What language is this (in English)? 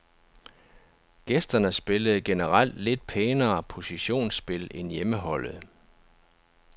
Danish